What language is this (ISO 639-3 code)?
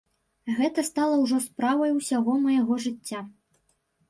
bel